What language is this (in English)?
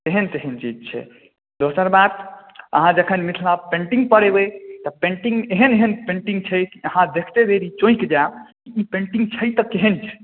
Maithili